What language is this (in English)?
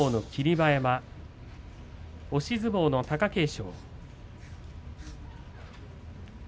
Japanese